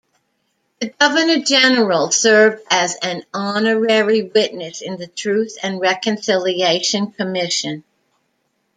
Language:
English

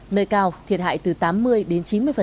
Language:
Vietnamese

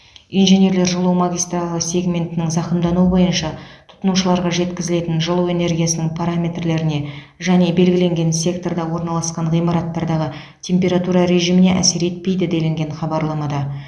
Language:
Kazakh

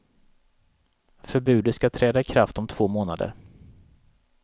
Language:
Swedish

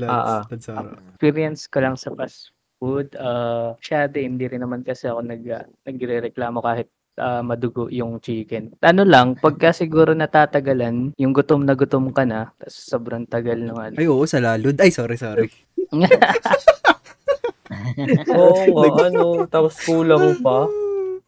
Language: Filipino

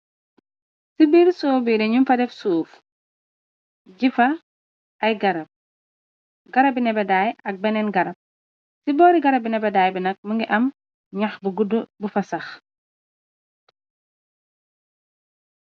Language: Wolof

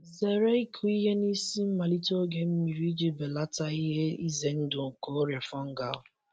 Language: Igbo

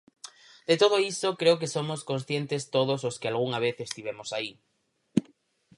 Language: Galician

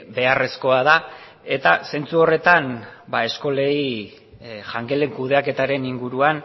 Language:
Basque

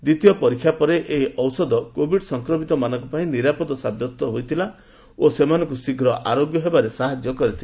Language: Odia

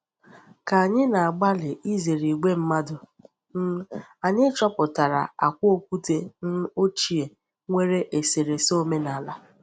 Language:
Igbo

